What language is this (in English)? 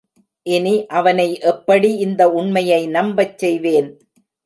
Tamil